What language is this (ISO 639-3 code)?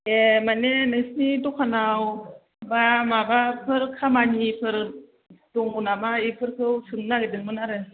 brx